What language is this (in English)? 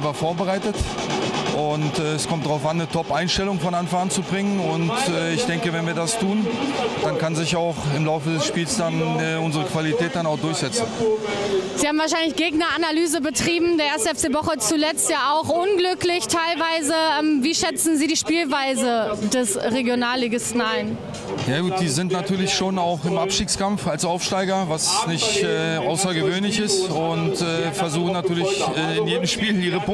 German